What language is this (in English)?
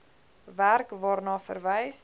Afrikaans